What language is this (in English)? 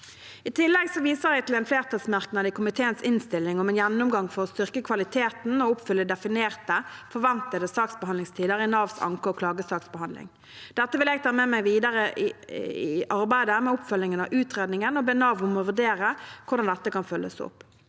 Norwegian